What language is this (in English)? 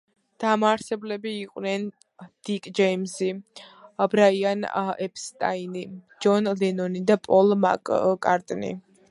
Georgian